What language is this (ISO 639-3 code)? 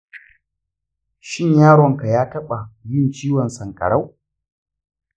hau